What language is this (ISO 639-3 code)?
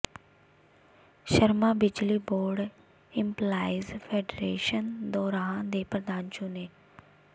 pan